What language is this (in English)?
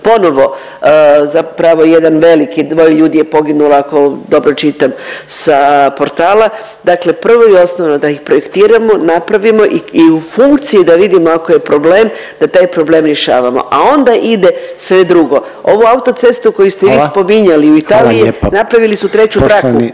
Croatian